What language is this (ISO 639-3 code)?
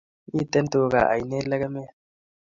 kln